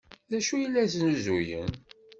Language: Kabyle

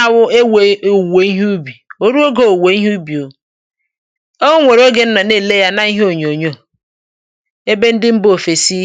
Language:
Igbo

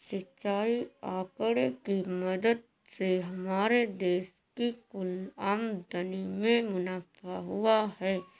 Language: Hindi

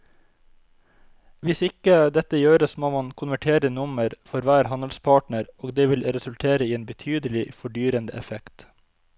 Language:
Norwegian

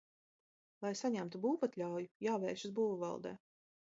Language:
Latvian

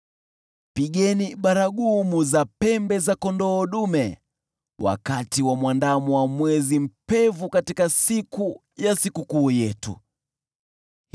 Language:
Swahili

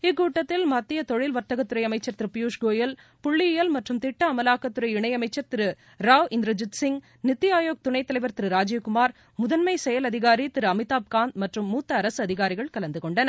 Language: Tamil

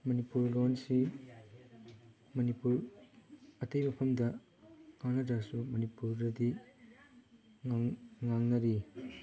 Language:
Manipuri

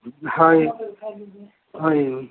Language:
Odia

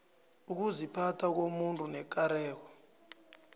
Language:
South Ndebele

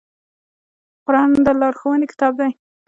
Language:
Pashto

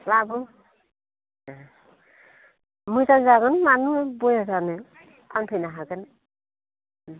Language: Bodo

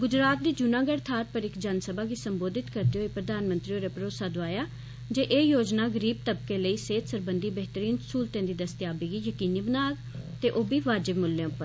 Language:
Dogri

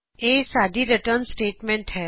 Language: Punjabi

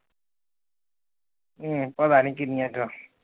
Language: Punjabi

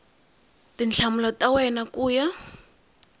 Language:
Tsonga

